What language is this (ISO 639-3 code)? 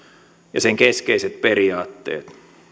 fin